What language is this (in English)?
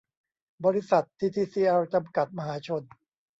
Thai